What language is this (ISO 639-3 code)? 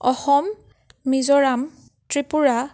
asm